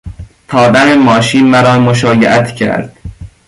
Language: Persian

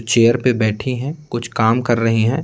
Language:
Hindi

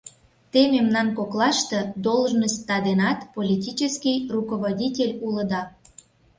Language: Mari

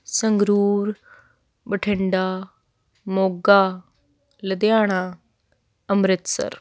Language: Punjabi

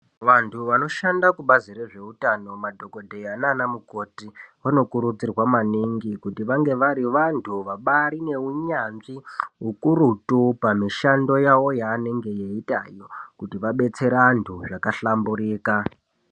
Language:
Ndau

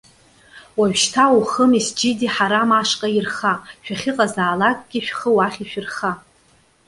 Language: Abkhazian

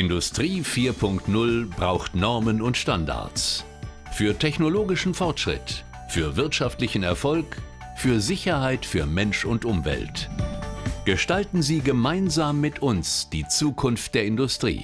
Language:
German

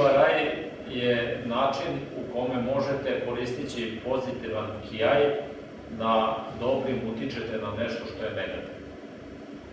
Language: Serbian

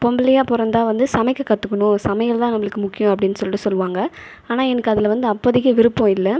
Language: Tamil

